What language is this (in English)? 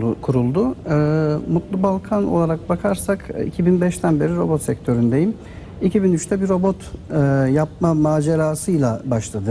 Turkish